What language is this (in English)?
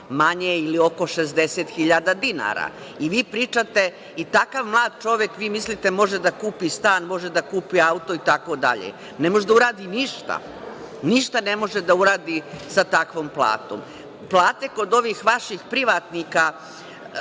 Serbian